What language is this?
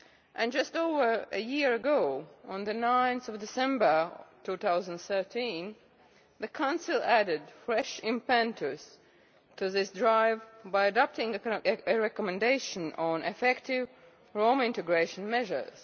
English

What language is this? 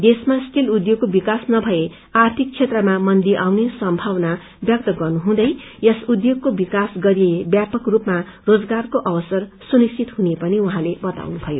Nepali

